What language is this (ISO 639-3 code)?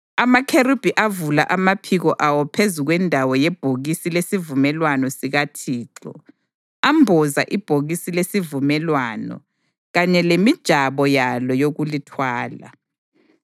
nde